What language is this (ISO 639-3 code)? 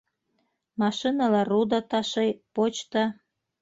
bak